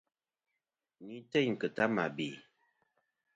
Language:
Kom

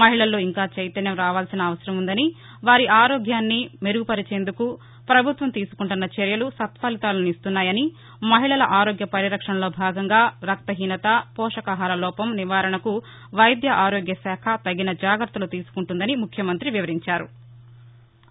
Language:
Telugu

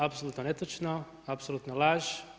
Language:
Croatian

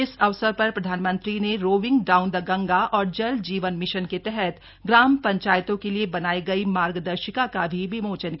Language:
Hindi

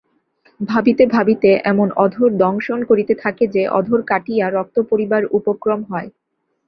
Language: Bangla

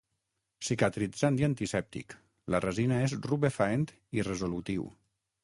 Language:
Catalan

